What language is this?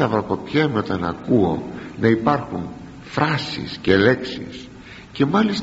Greek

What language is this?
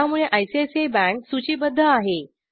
Marathi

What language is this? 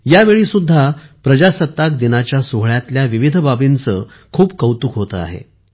Marathi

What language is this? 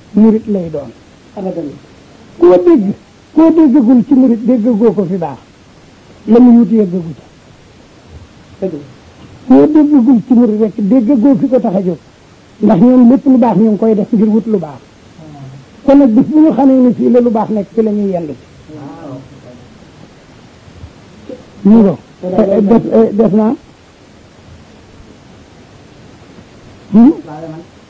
Arabic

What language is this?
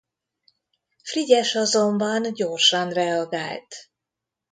Hungarian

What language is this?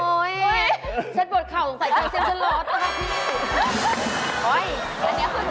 Thai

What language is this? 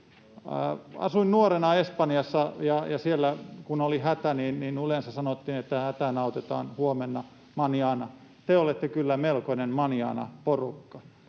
Finnish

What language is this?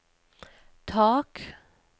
Norwegian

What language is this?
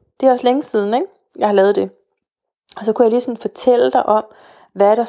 Danish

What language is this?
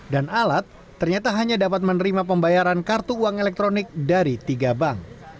Indonesian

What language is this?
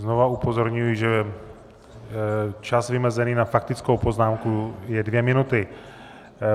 Czech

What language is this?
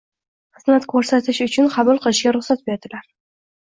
Uzbek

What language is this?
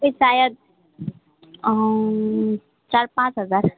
Nepali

